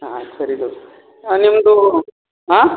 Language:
Kannada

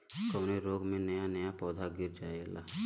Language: Bhojpuri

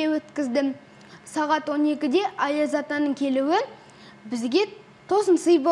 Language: Russian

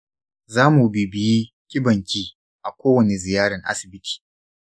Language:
Hausa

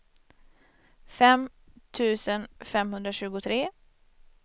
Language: Swedish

